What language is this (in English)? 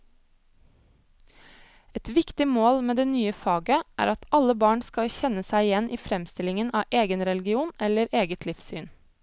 Norwegian